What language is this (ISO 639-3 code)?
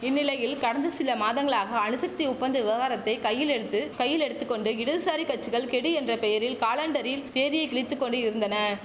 tam